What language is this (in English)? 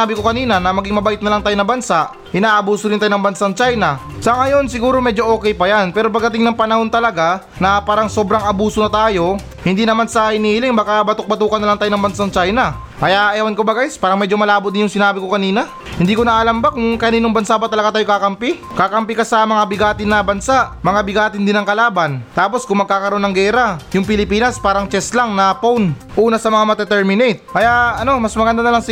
Filipino